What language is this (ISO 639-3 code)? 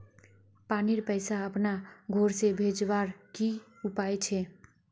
mag